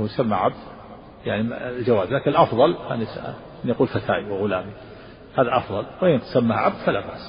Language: Arabic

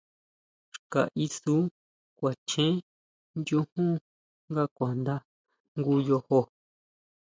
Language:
Huautla Mazatec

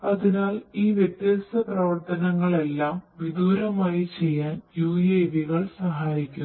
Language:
Malayalam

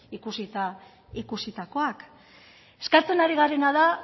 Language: Basque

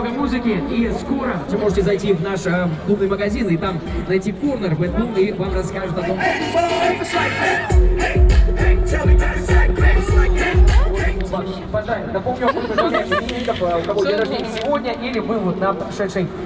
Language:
Russian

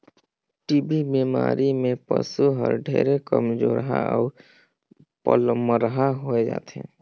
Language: Chhattisgarhi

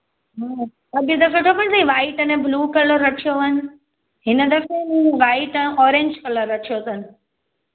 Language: Sindhi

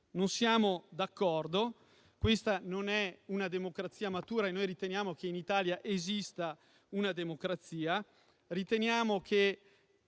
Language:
Italian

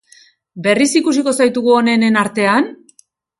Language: Basque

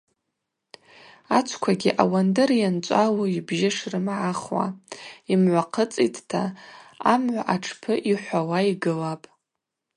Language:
Abaza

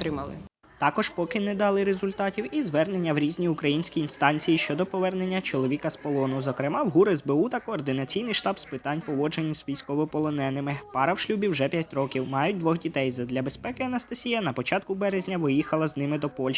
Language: Ukrainian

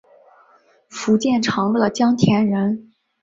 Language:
Chinese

